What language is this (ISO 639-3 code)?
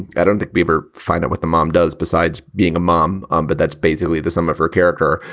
eng